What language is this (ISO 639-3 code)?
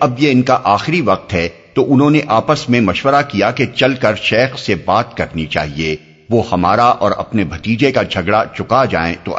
urd